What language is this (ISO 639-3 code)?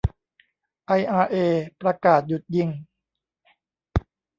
tha